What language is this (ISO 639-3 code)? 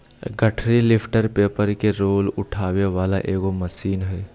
mag